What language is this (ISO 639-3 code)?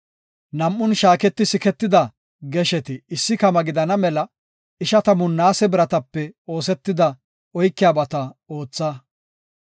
gof